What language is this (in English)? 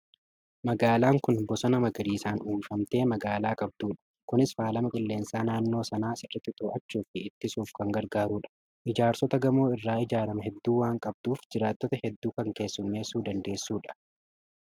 Oromo